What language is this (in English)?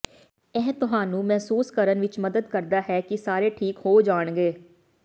Punjabi